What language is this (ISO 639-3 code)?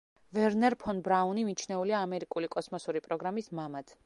kat